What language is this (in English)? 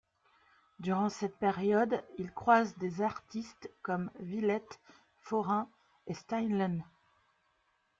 French